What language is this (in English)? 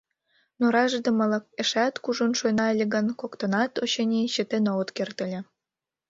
Mari